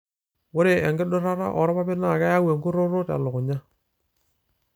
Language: Masai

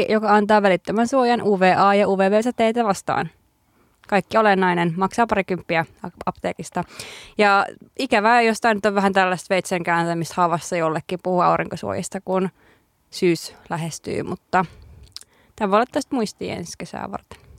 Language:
Finnish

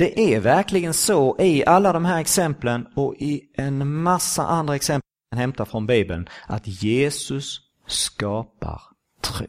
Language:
Swedish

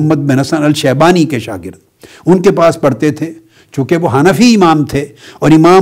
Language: Urdu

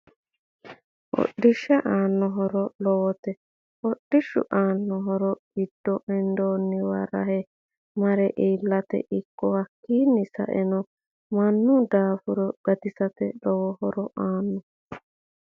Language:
Sidamo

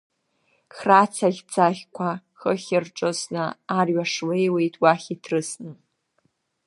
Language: Abkhazian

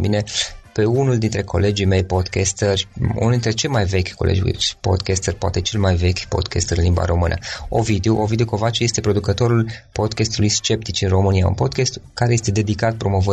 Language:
Romanian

